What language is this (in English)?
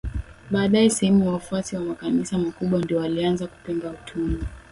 Swahili